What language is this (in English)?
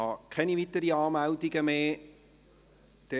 Swiss German